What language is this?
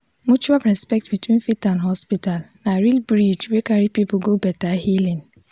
Nigerian Pidgin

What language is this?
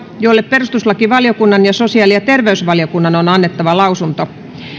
Finnish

